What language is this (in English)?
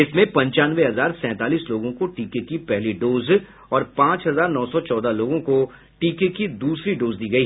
Hindi